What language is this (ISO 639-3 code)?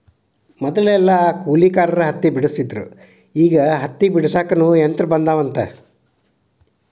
kan